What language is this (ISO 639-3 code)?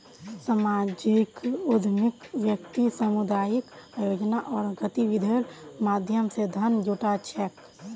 mag